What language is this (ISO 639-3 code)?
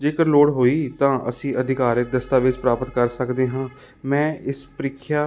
pan